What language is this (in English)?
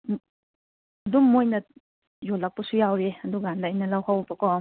Manipuri